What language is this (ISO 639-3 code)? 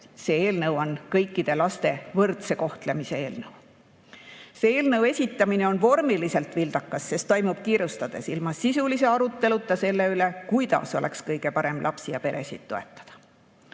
est